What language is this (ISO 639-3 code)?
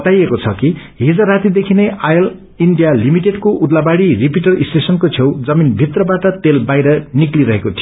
nep